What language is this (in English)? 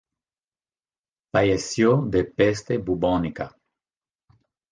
Spanish